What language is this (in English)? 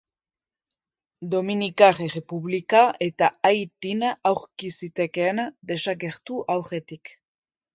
Basque